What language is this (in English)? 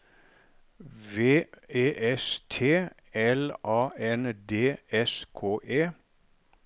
Norwegian